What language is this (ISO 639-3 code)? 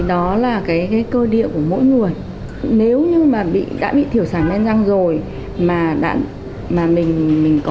vie